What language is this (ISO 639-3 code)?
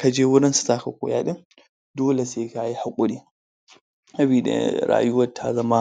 hau